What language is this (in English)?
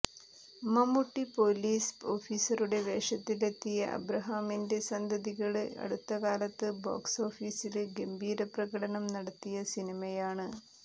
Malayalam